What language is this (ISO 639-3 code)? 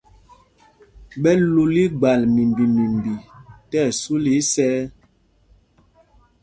mgg